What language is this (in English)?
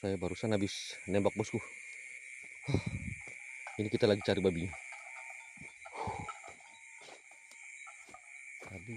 Indonesian